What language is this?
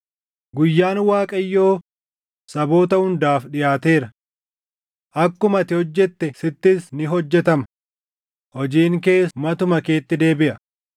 Oromo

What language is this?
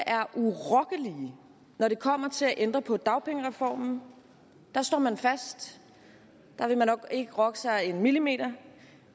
Danish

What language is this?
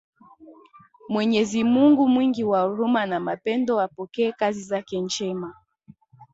Swahili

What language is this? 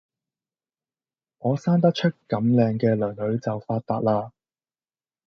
Cantonese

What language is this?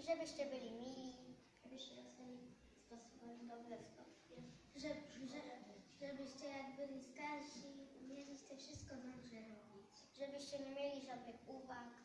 Polish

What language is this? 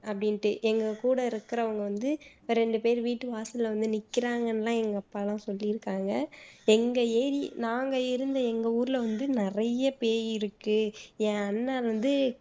Tamil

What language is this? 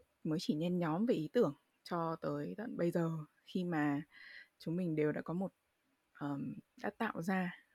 Vietnamese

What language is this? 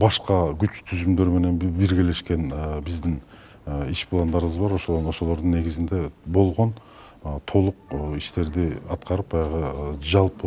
Turkish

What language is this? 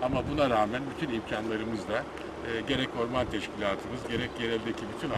Turkish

